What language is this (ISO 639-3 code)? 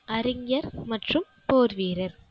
tam